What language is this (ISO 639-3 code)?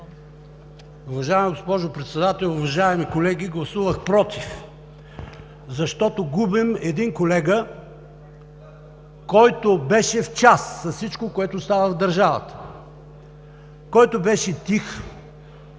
bul